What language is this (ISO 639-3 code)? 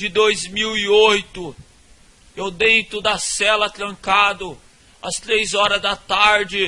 por